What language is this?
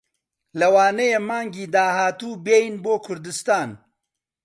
Central Kurdish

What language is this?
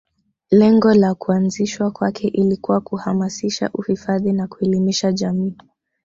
Swahili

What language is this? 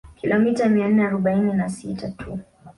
Swahili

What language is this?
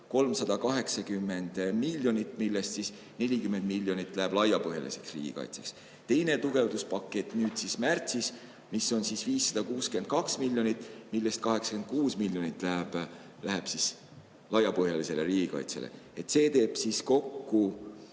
Estonian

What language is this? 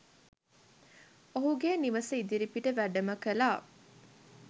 Sinhala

